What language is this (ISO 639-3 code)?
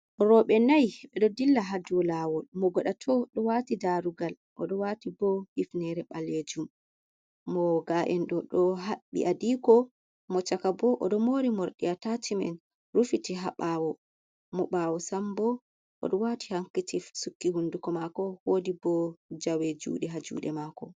ful